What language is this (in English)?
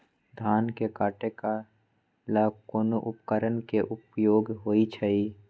Magahi